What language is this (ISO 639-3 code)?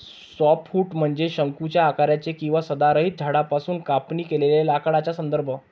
mar